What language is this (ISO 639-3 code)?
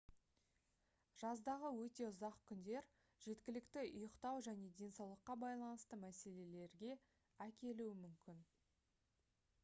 kaz